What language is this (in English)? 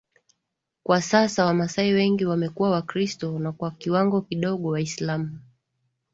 Swahili